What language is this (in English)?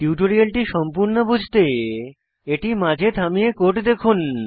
Bangla